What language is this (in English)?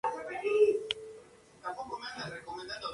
Spanish